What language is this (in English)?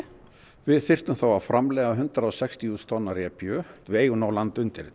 Icelandic